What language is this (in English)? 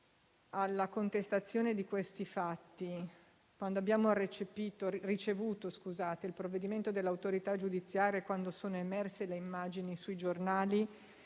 Italian